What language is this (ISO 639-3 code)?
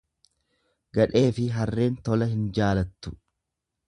orm